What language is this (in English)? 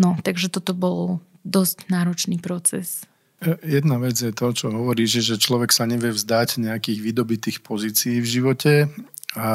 Slovak